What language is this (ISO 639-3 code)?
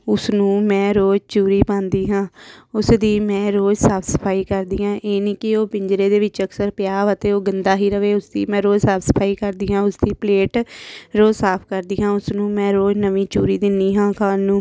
pan